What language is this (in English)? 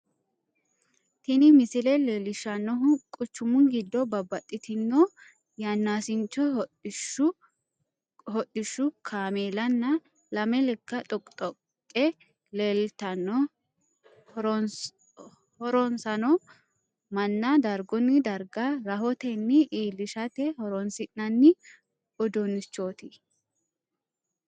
Sidamo